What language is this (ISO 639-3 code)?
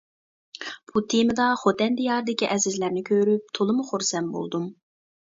uig